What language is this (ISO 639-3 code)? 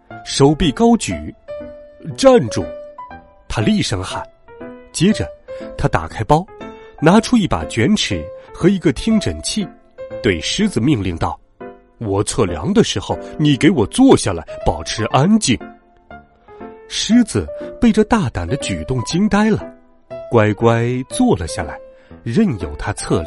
zho